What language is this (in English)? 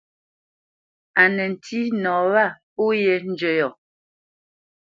Bamenyam